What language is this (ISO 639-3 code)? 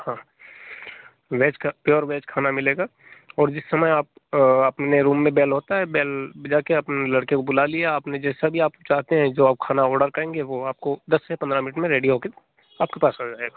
hin